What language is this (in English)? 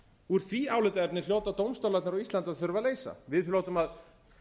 Icelandic